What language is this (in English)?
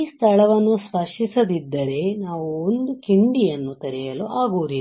Kannada